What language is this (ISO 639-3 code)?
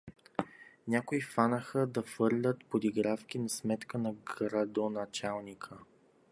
bul